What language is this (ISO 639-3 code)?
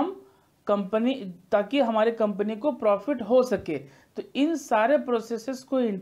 hin